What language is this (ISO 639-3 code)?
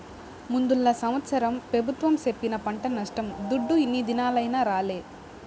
tel